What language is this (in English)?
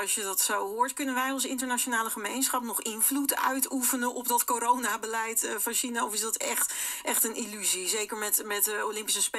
Dutch